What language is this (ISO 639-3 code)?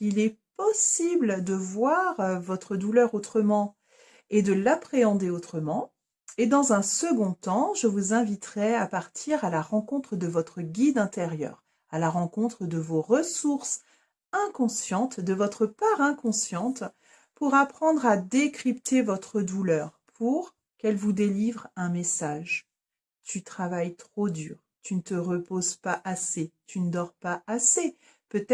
fra